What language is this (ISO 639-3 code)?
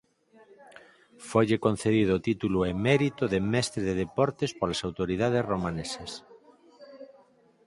glg